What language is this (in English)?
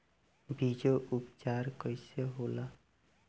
Bhojpuri